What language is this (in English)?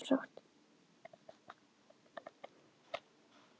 Icelandic